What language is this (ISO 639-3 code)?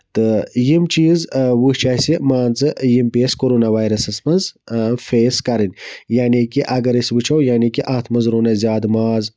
kas